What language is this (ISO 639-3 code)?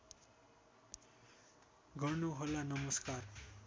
nep